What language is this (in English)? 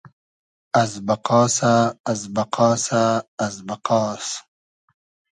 Hazaragi